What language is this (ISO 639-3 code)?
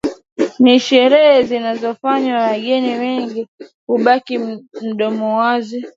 swa